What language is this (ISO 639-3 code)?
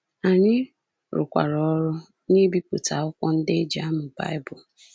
ibo